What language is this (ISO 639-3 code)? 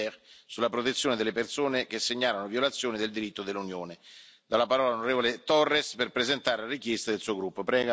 ita